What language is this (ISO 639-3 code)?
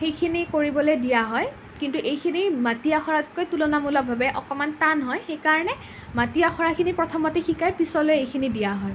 asm